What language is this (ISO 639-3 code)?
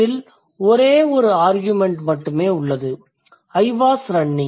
tam